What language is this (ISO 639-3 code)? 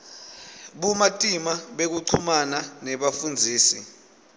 ssw